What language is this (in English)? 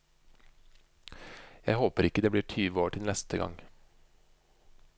Norwegian